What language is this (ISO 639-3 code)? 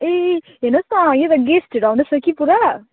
nep